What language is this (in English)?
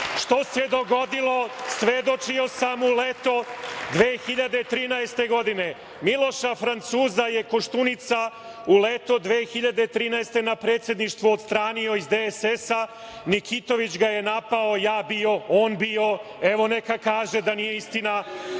Serbian